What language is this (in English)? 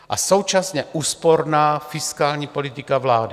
Czech